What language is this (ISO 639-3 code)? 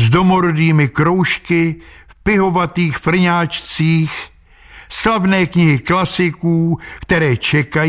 ces